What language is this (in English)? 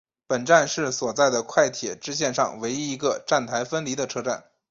Chinese